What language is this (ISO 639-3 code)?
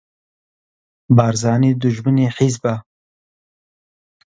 ckb